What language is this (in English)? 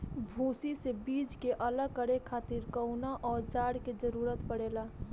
Bhojpuri